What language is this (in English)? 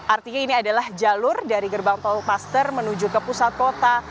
Indonesian